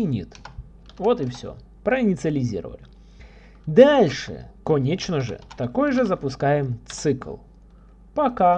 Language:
Russian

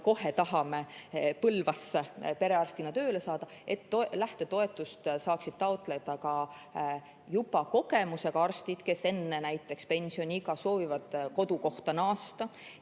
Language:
Estonian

